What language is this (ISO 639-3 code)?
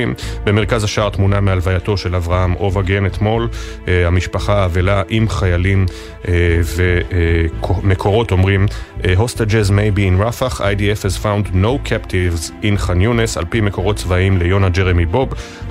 heb